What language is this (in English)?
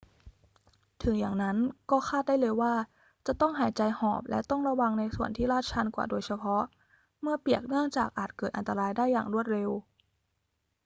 Thai